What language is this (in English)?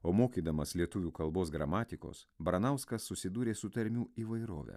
Lithuanian